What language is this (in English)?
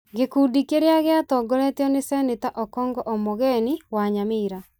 Kikuyu